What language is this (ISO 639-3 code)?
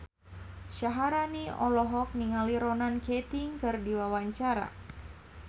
sun